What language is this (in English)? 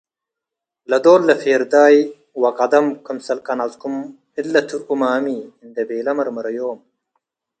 Tigre